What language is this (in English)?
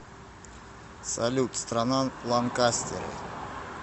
Russian